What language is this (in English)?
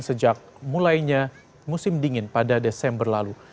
Indonesian